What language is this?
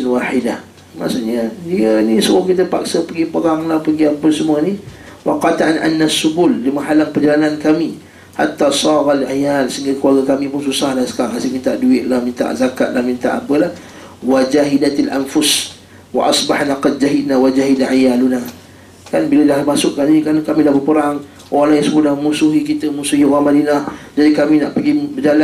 Malay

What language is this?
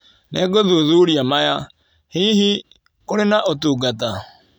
Kikuyu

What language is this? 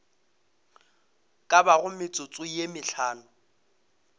Northern Sotho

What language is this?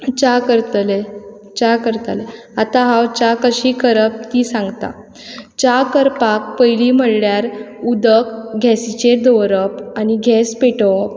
Konkani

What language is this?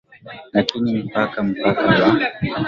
Swahili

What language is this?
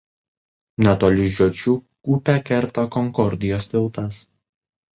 Lithuanian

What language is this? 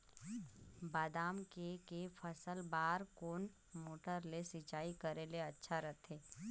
Chhattisgarhi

